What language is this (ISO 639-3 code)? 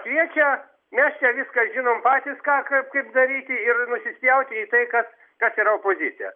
lit